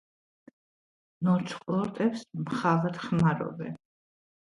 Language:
Georgian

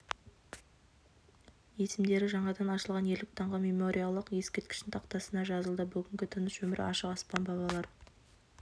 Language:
Kazakh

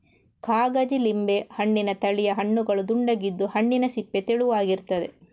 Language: Kannada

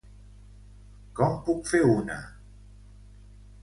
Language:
Catalan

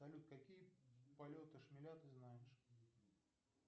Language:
Russian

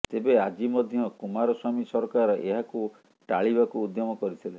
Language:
Odia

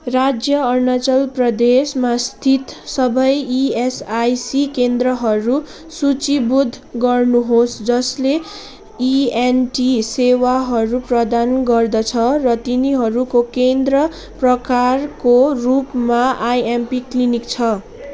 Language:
Nepali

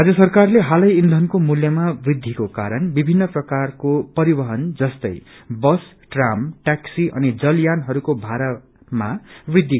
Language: Nepali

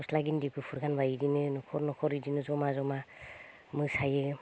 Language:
Bodo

